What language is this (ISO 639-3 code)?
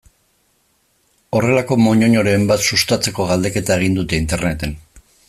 eus